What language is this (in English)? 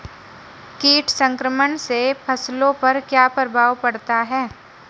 Hindi